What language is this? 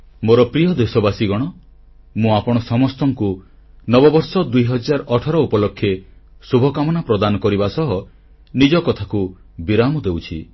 Odia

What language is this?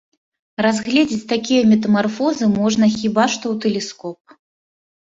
Belarusian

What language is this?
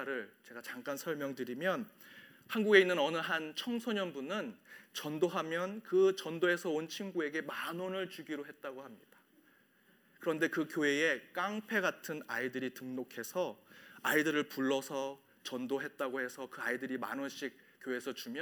Korean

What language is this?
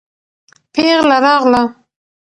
Pashto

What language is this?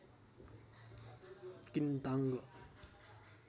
Nepali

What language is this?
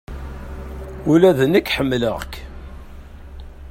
Kabyle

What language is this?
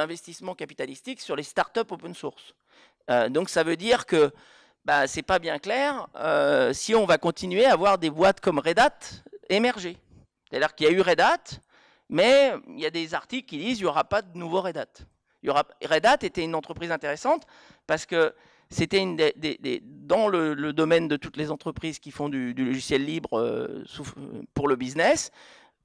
French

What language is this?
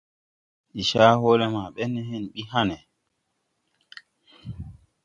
Tupuri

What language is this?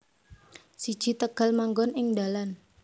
Javanese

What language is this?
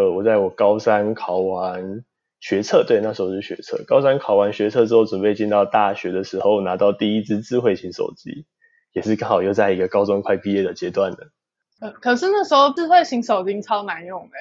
Chinese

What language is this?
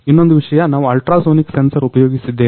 Kannada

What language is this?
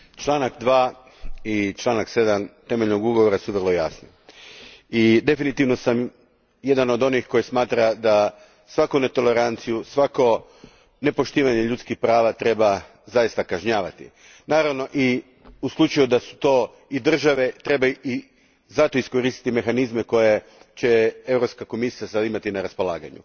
Croatian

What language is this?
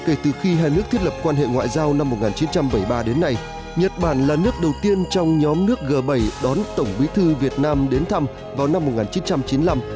Vietnamese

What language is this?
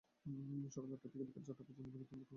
Bangla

